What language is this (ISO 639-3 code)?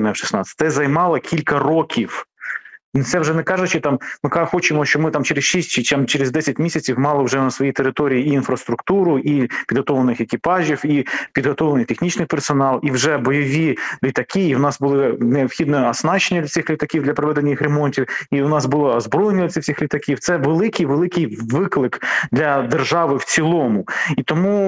ukr